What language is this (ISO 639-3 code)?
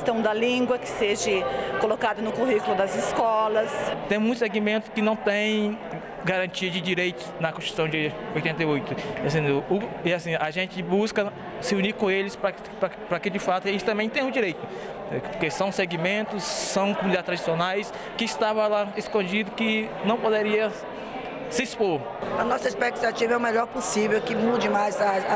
por